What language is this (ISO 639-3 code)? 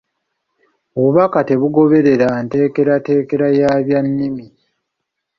lug